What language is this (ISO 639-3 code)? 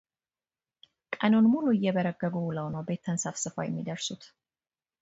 amh